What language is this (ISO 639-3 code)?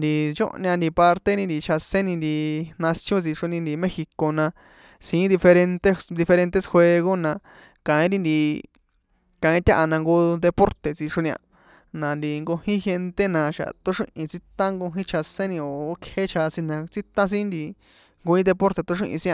poe